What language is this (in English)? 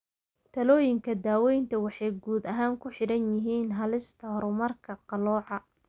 Somali